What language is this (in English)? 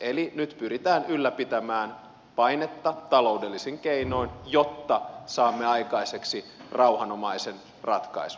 Finnish